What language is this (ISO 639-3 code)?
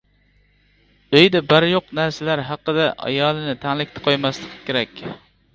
uig